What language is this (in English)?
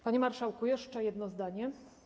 Polish